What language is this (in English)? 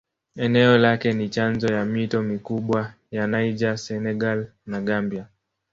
Swahili